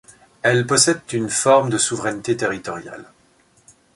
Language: French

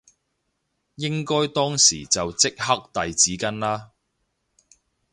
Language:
Cantonese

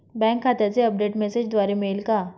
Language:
Marathi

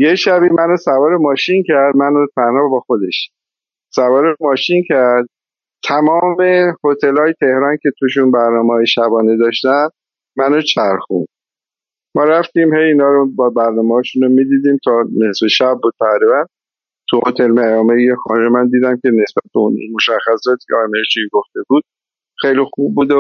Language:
Persian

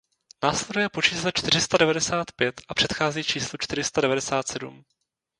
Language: Czech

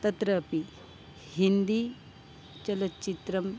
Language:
Sanskrit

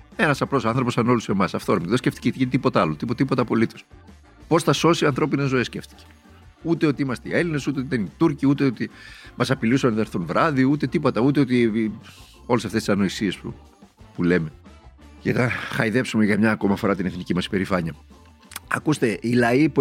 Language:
Greek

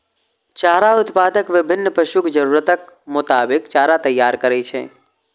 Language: Maithili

